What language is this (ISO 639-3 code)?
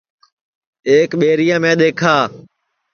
ssi